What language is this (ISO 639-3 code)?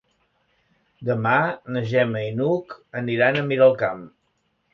cat